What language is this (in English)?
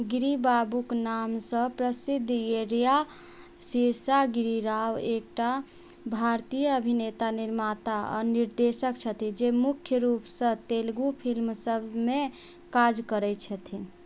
Maithili